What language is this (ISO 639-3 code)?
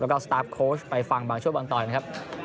tha